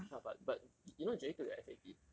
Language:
English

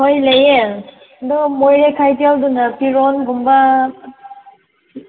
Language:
Manipuri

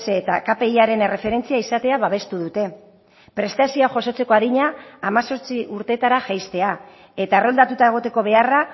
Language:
Basque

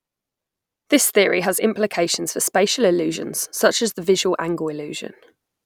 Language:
English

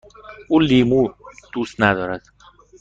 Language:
Persian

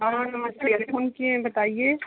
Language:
Hindi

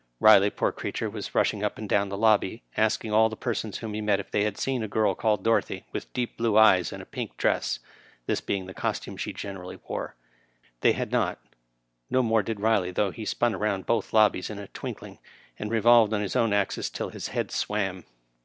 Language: English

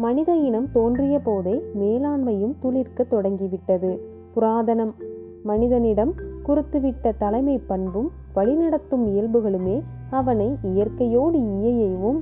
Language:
Tamil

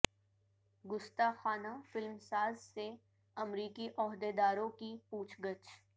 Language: Urdu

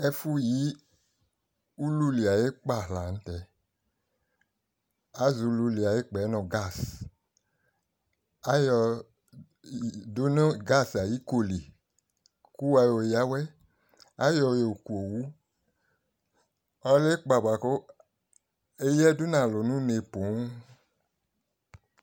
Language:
Ikposo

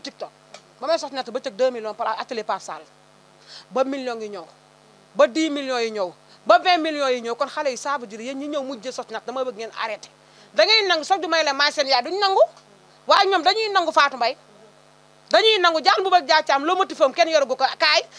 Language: Arabic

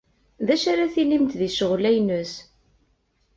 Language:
Kabyle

